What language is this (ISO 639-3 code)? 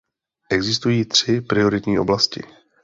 ces